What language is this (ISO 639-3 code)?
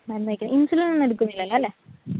mal